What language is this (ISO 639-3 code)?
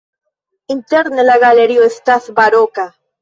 epo